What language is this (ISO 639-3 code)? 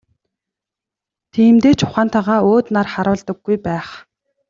mon